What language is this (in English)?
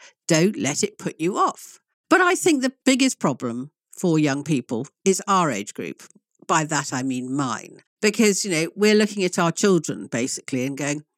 English